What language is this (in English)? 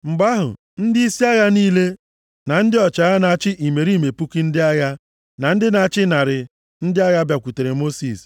Igbo